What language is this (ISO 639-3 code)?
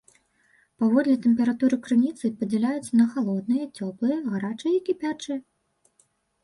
bel